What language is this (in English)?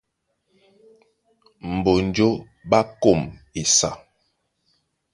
Duala